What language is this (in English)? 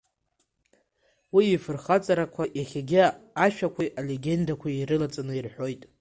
Abkhazian